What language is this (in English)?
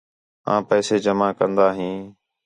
Khetrani